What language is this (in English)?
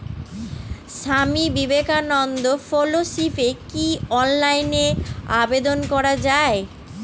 Bangla